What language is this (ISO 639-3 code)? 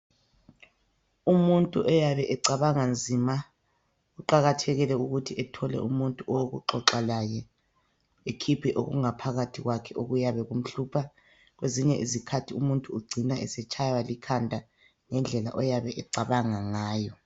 nde